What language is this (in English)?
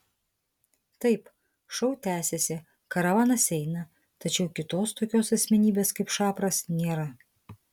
Lithuanian